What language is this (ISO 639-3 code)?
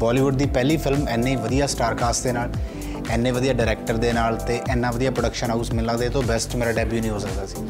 pan